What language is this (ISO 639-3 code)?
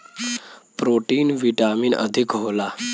bho